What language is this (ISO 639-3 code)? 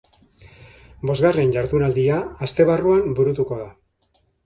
eus